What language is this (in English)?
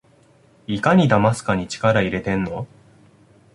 Japanese